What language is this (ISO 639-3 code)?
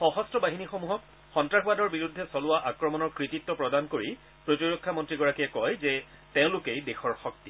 asm